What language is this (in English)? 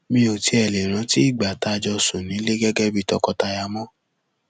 Yoruba